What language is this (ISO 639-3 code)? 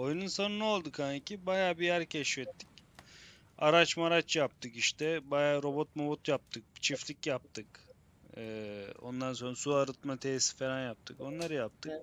tur